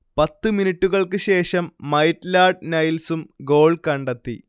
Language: Malayalam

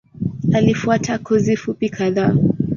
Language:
Swahili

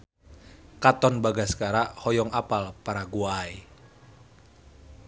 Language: Sundanese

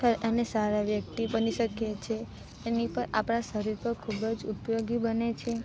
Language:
Gujarati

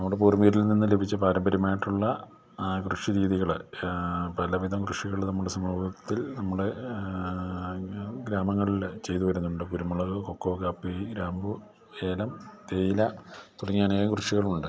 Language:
Malayalam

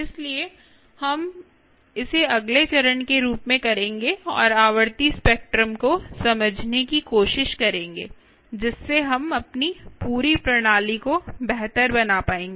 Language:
Hindi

